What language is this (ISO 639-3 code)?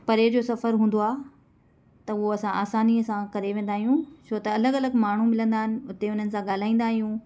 snd